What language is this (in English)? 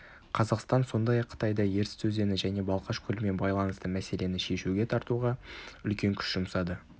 Kazakh